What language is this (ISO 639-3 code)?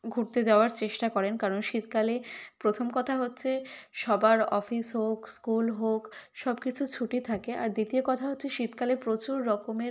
ben